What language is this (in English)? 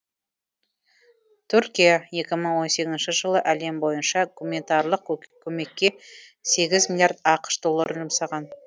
Kazakh